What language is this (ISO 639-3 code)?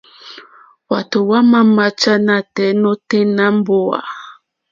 bri